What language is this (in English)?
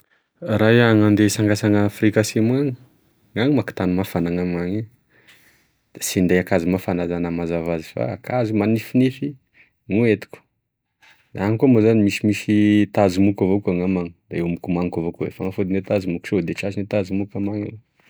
Tesaka Malagasy